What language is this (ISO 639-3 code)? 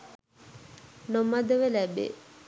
sin